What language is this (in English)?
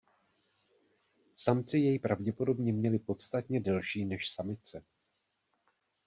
Czech